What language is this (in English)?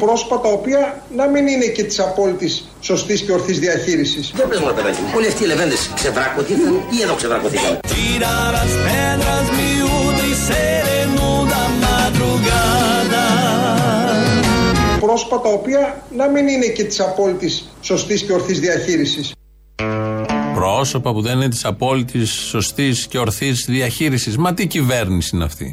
Greek